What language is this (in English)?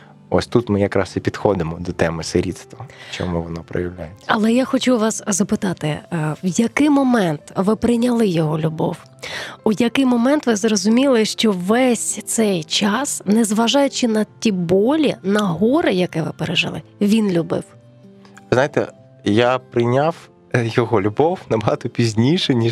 Ukrainian